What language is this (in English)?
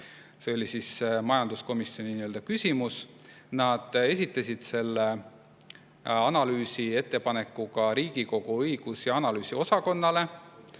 Estonian